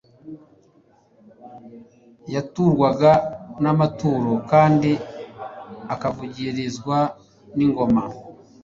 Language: Kinyarwanda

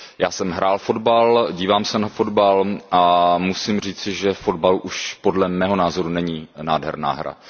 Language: Czech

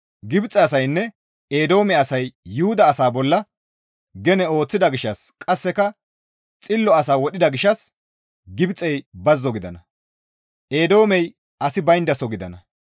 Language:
Gamo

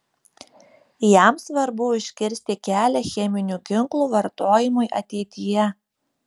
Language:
Lithuanian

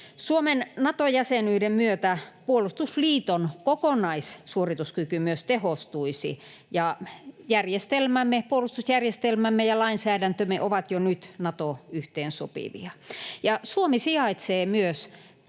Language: Finnish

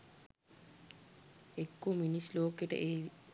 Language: Sinhala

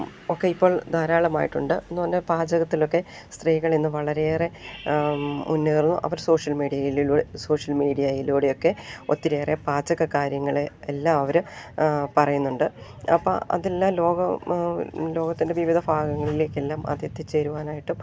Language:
Malayalam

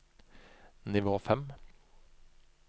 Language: Norwegian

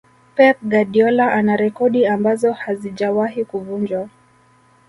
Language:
Swahili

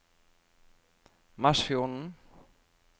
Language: Norwegian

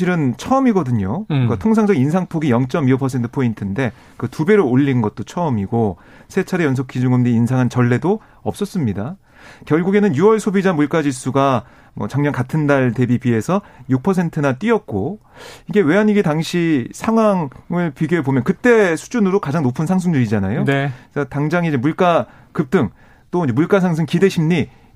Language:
Korean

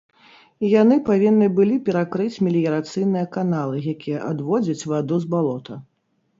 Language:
Belarusian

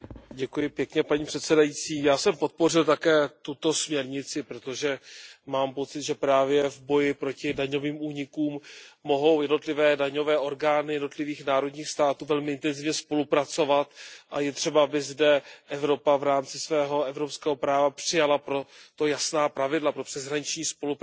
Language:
Czech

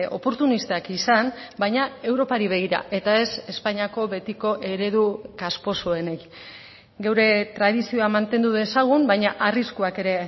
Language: Basque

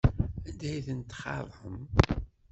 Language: Kabyle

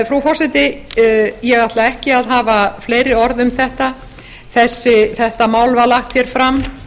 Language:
Icelandic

